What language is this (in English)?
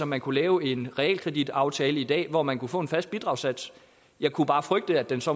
Danish